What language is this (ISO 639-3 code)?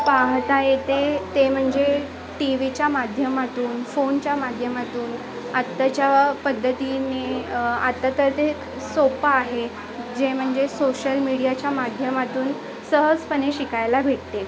mar